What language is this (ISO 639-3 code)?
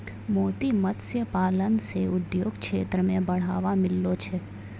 mai